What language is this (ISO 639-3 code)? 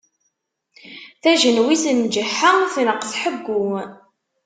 kab